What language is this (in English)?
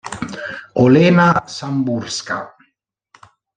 Italian